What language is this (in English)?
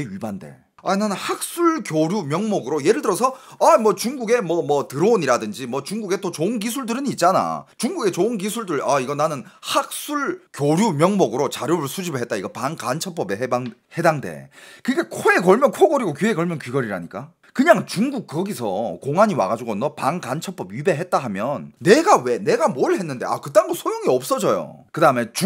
Korean